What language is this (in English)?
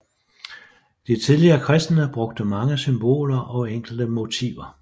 Danish